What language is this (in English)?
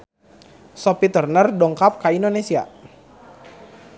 Sundanese